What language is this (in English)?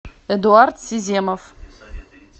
Russian